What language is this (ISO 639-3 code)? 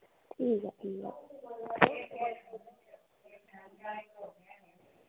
doi